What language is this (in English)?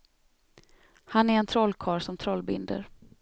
Swedish